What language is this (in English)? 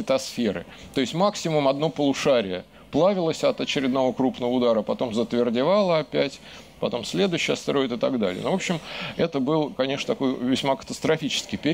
Russian